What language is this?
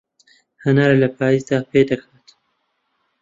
Central Kurdish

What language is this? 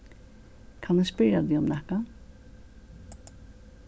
Faroese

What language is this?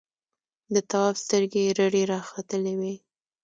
Pashto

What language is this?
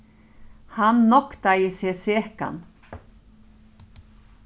Faroese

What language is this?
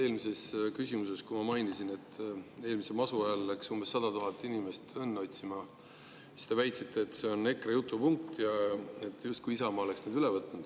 Estonian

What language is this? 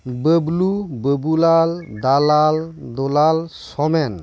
Santali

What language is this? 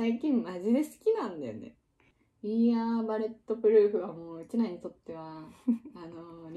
Japanese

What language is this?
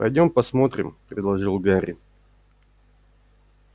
Russian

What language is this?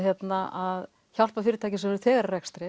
Icelandic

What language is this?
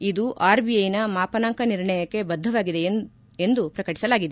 Kannada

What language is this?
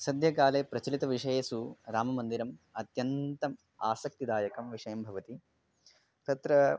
Sanskrit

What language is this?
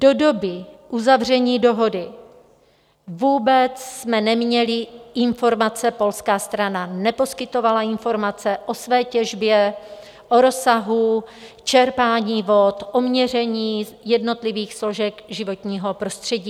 Czech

